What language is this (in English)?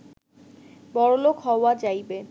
Bangla